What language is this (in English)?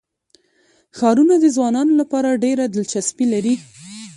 Pashto